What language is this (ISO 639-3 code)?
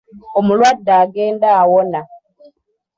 lug